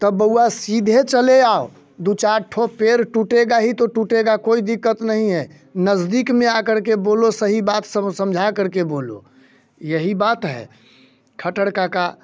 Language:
Hindi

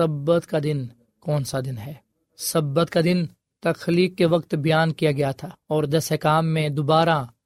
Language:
Urdu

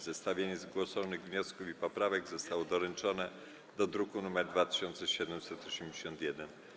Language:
Polish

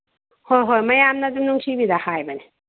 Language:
Manipuri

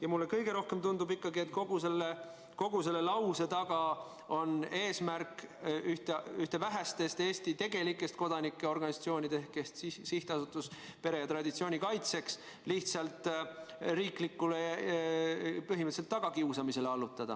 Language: Estonian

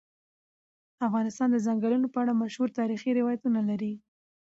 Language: Pashto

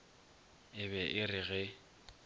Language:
Northern Sotho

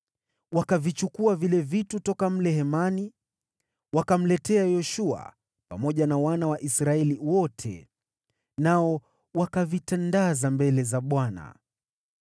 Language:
Swahili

